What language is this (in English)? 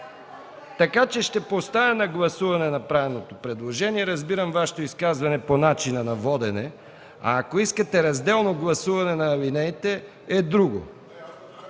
Bulgarian